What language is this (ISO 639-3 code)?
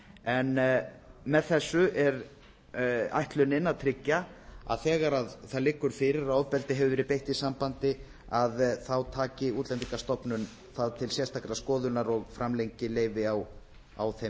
isl